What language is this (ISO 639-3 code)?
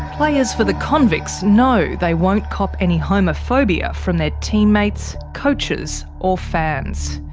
eng